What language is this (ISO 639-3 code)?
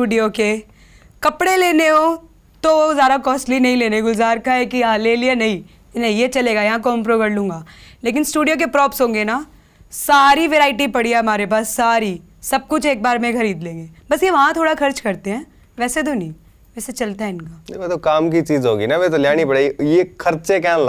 pan